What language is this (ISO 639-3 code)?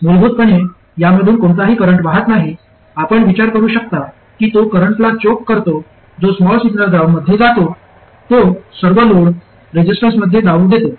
mar